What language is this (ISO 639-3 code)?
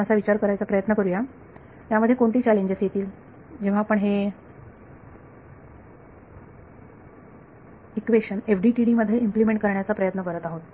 mar